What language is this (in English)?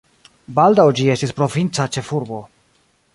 Esperanto